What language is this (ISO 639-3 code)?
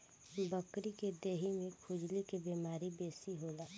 bho